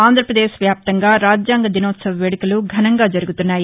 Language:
Telugu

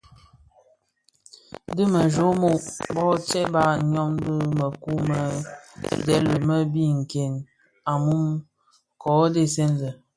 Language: Bafia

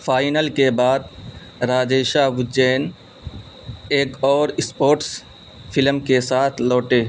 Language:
Urdu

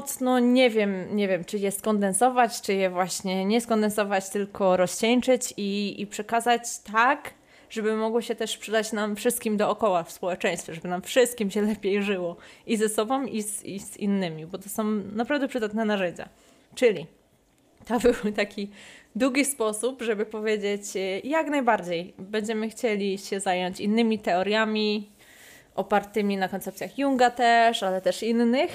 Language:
Polish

